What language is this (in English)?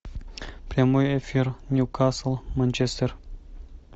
Russian